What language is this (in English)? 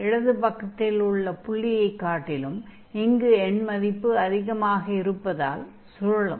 Tamil